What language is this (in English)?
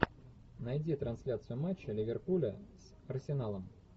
Russian